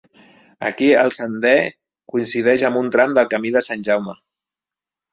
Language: Catalan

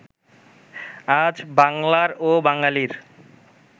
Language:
Bangla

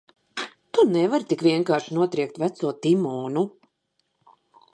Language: Latvian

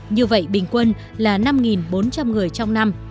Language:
Vietnamese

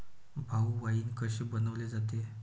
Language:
Marathi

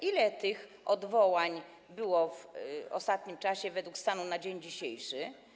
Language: Polish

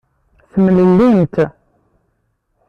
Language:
Kabyle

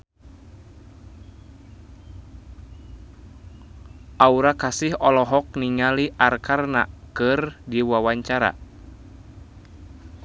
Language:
Sundanese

